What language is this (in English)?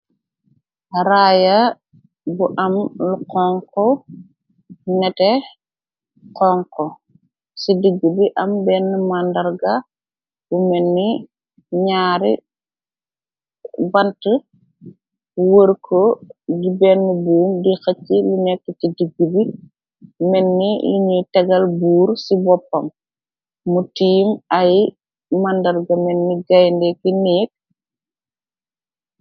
Wolof